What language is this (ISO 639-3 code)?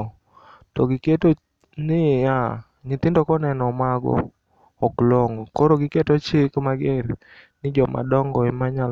luo